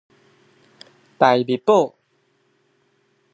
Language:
Chinese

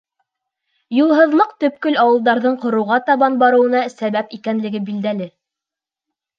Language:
Bashkir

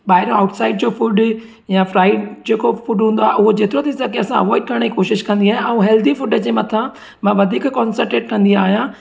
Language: Sindhi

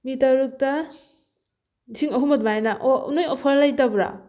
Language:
Manipuri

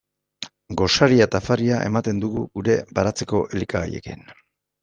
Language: Basque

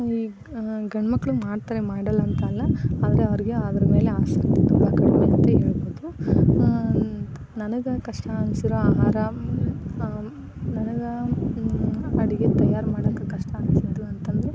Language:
Kannada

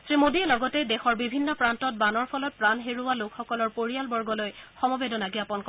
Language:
Assamese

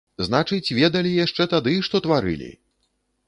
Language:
Belarusian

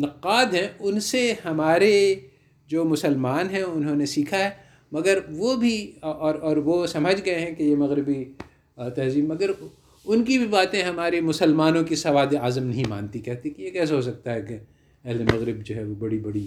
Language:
Urdu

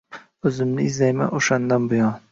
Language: Uzbek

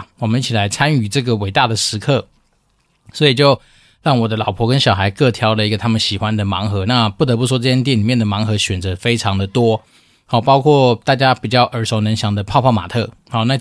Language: Chinese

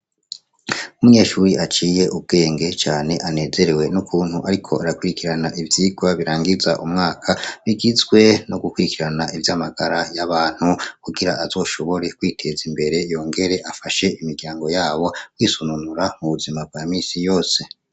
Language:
Rundi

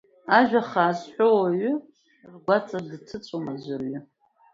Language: Abkhazian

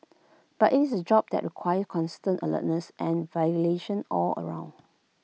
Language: English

